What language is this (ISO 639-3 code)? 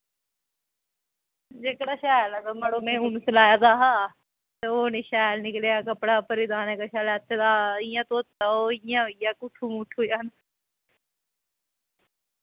doi